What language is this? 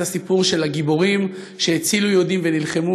Hebrew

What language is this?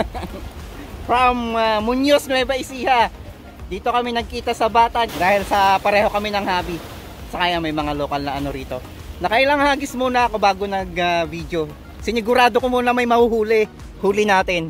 Filipino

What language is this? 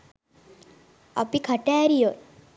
Sinhala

